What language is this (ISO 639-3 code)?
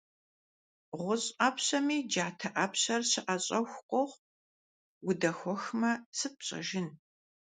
kbd